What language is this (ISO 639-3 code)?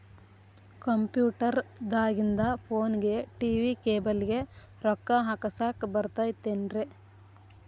kan